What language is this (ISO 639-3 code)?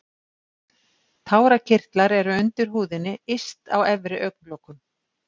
isl